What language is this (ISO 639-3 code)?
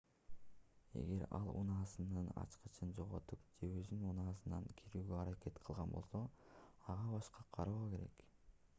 kir